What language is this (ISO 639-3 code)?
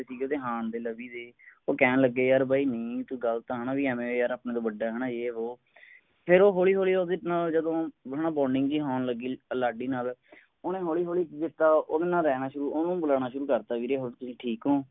pan